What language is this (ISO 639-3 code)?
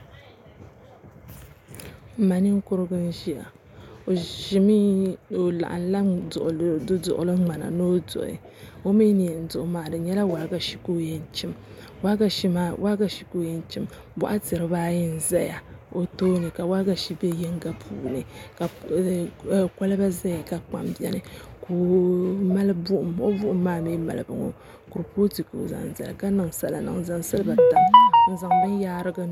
dag